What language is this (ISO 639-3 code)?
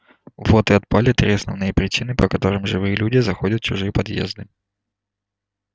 rus